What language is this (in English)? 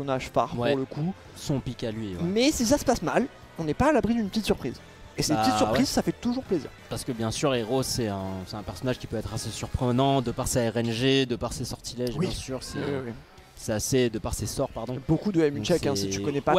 French